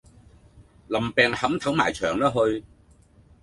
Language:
Cantonese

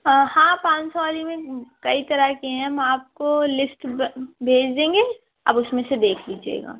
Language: Urdu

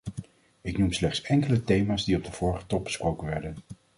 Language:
Dutch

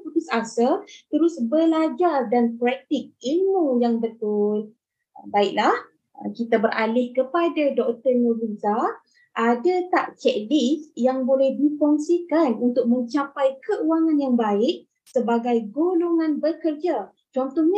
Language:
Malay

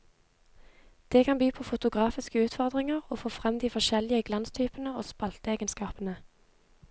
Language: Norwegian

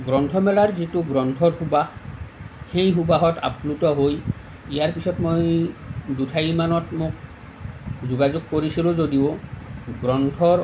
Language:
Assamese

